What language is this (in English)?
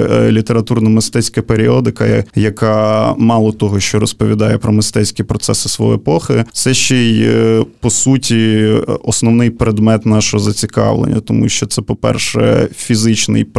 Ukrainian